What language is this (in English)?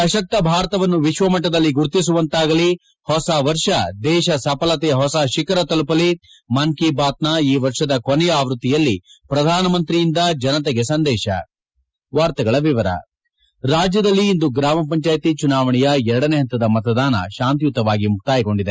Kannada